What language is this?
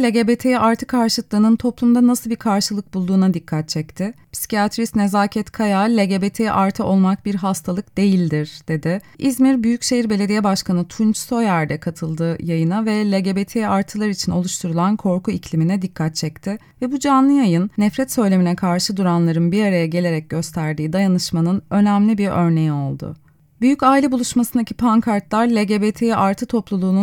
Turkish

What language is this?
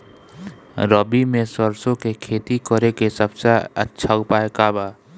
Bhojpuri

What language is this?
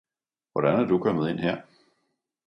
Danish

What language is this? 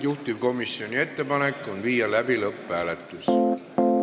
Estonian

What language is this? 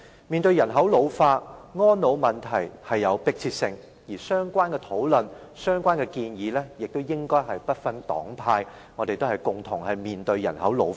Cantonese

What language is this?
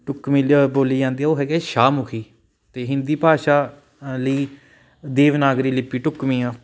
Punjabi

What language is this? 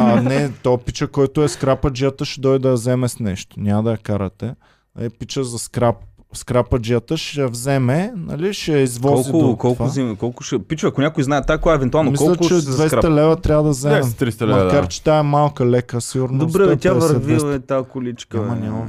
Bulgarian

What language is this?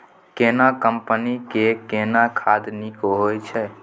Maithili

